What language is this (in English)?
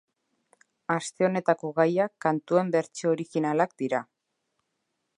Basque